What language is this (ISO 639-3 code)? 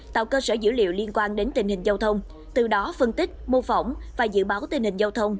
vie